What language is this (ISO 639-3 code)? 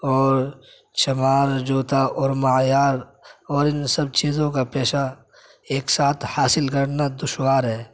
urd